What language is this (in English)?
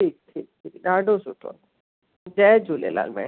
Sindhi